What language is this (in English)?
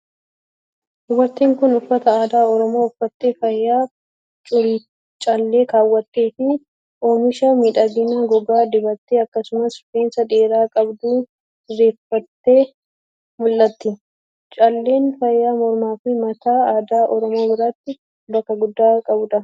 Oromo